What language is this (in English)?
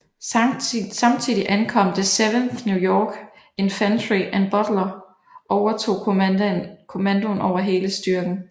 Danish